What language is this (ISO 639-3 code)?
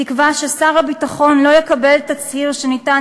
heb